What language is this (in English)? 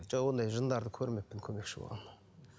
Kazakh